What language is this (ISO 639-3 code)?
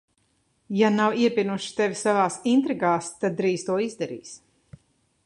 lav